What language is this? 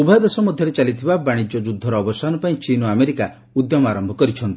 Odia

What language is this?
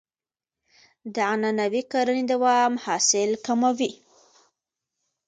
Pashto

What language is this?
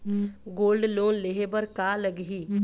Chhattisgarhi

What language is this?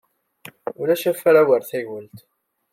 Kabyle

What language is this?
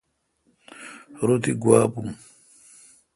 Kalkoti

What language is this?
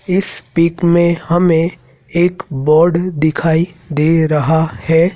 Hindi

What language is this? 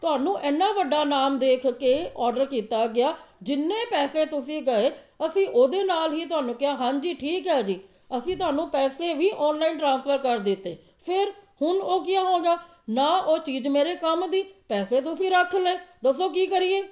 Punjabi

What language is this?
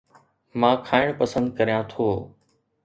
Sindhi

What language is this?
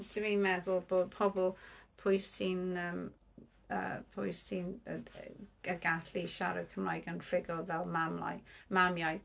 Welsh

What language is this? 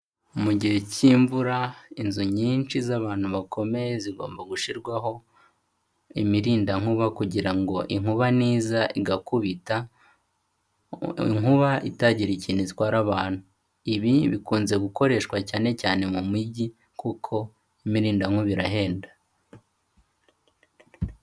Kinyarwanda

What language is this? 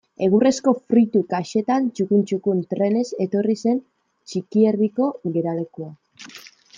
Basque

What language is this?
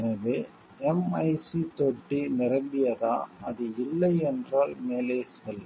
Tamil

